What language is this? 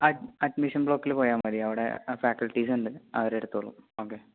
Malayalam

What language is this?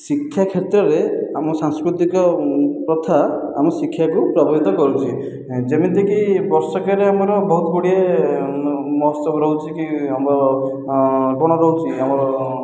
Odia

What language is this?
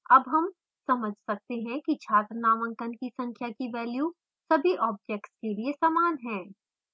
Hindi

